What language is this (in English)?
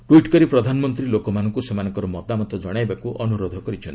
Odia